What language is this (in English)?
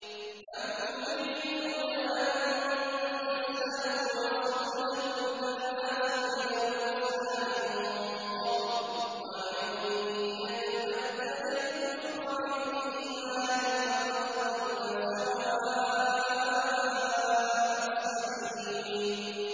Arabic